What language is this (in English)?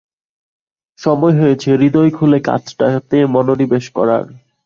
Bangla